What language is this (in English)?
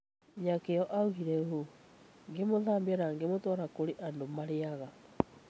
Kikuyu